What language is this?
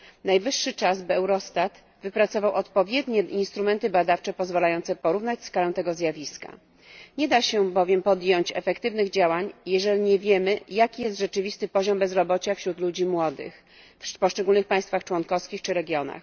Polish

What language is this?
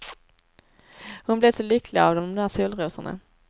Swedish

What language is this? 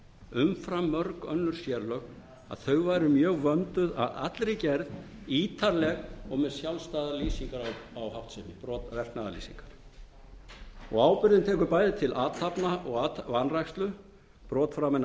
Icelandic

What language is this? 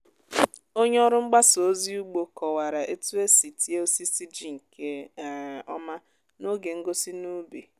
Igbo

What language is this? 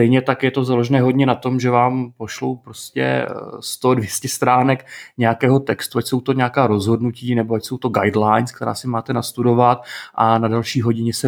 Czech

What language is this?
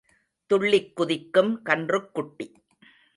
Tamil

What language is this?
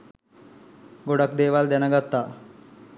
Sinhala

